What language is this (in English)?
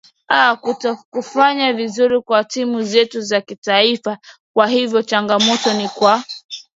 Swahili